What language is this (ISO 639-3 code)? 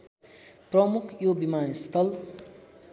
nep